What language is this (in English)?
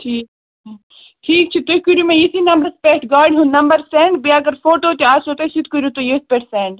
Kashmiri